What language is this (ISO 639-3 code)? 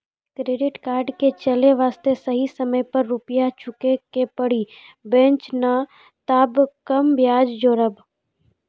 mai